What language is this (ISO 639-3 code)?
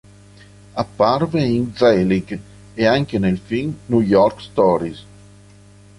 ita